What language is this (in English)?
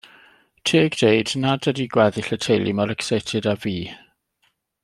Welsh